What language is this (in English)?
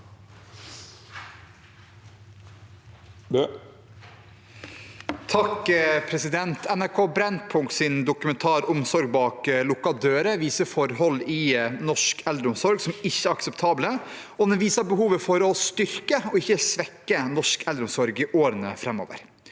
Norwegian